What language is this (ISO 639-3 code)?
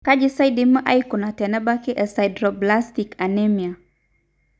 mas